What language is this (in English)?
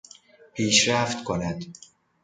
Persian